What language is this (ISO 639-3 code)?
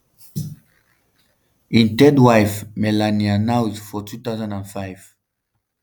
pcm